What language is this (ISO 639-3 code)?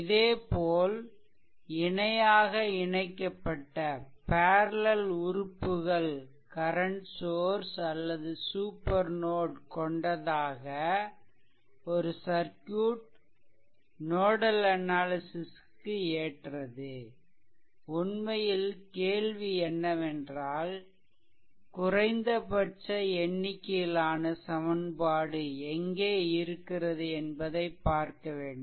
tam